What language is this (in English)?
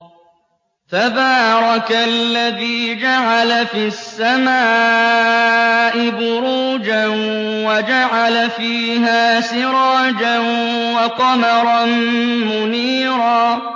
Arabic